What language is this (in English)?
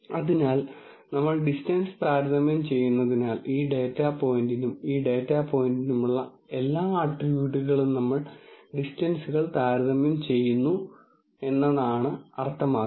Malayalam